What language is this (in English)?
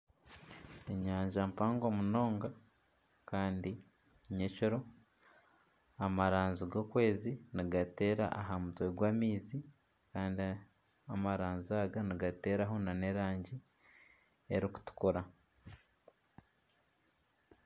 Nyankole